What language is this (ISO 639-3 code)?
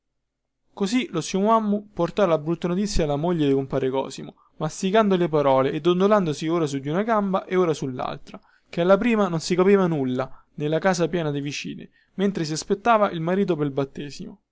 ita